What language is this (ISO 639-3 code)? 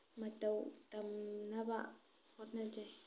mni